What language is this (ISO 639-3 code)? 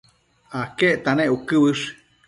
mcf